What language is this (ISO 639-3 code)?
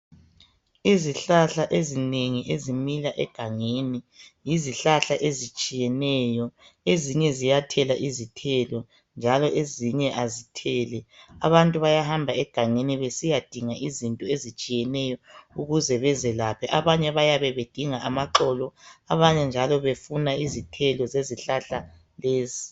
nde